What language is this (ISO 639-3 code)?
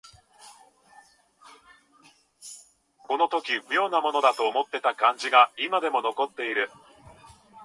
jpn